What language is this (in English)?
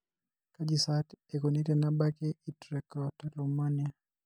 Masai